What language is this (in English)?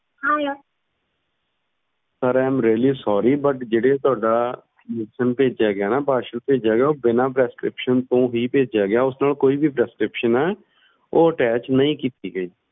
Punjabi